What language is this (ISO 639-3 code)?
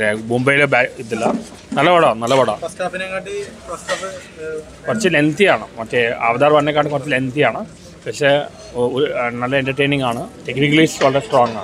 ara